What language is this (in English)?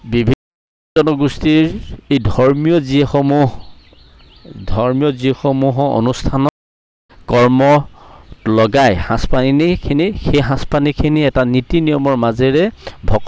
Assamese